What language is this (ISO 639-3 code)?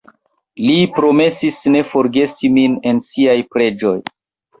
epo